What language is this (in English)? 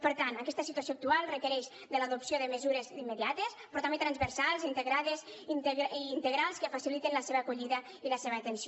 Catalan